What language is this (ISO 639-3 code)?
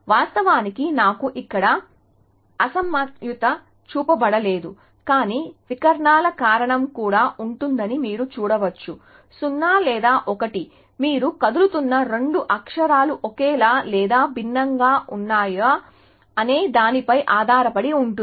tel